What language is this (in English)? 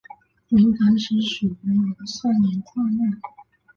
Chinese